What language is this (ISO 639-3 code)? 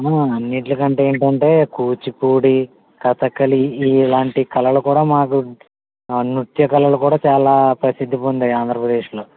tel